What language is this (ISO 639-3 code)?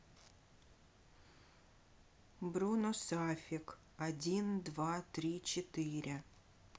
rus